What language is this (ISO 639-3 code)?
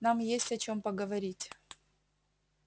rus